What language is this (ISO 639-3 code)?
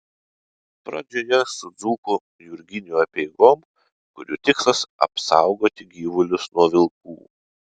lit